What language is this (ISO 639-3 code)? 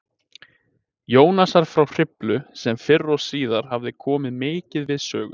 isl